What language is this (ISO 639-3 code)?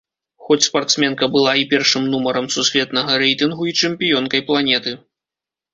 bel